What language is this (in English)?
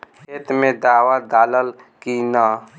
Bhojpuri